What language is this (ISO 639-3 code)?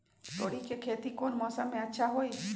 mag